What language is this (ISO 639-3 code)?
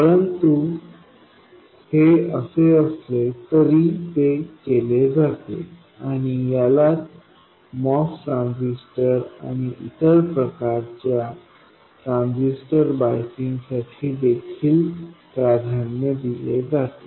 mar